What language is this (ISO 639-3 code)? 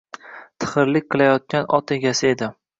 uzb